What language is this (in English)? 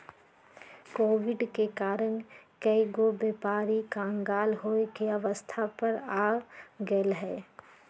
Magahi